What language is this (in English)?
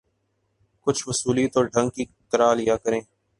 Urdu